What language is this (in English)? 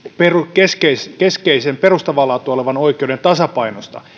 Finnish